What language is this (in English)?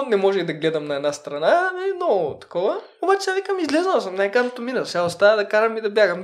Bulgarian